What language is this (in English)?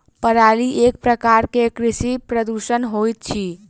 Maithili